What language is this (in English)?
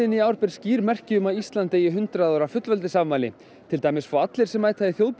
Icelandic